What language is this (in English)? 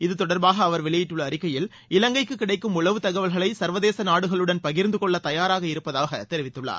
Tamil